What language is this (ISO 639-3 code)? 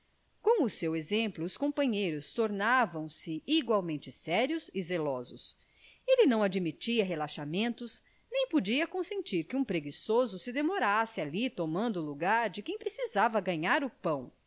por